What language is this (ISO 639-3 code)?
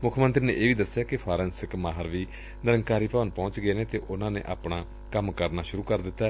pan